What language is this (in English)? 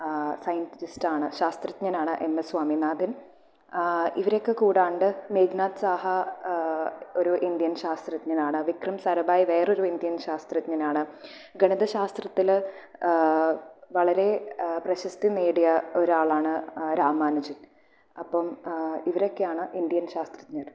Malayalam